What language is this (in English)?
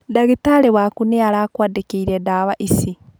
Kikuyu